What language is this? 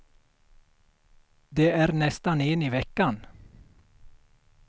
Swedish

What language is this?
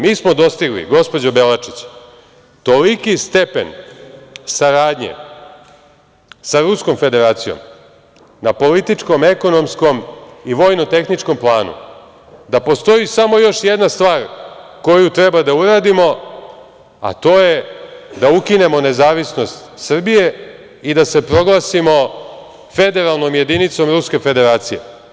Serbian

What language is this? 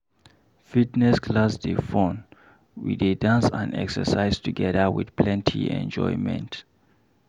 Nigerian Pidgin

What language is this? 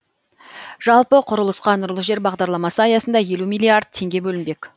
Kazakh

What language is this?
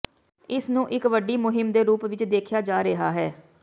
Punjabi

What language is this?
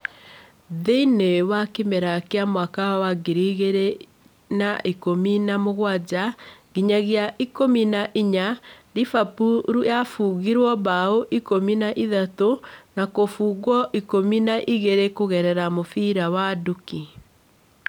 Kikuyu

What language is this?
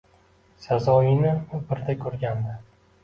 Uzbek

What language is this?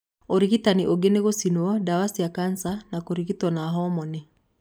Kikuyu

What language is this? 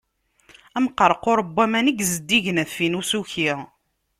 Kabyle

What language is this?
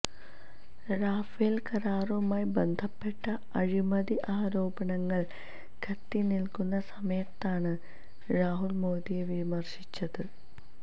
Malayalam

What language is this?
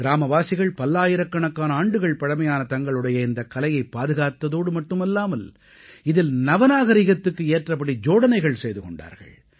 Tamil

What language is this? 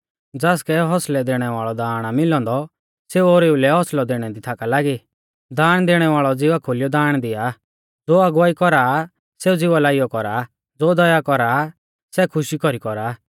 Mahasu Pahari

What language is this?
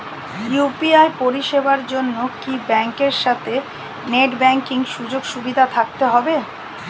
Bangla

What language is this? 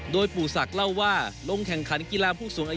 Thai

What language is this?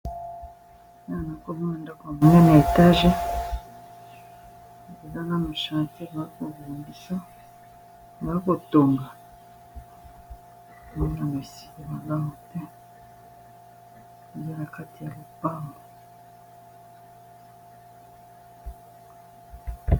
Lingala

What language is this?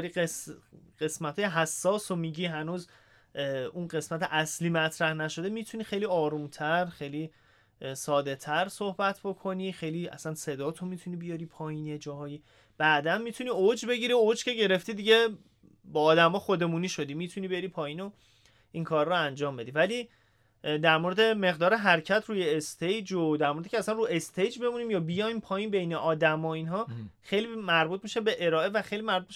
Persian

